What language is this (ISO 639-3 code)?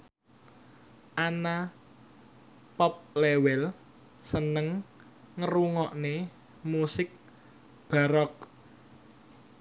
jav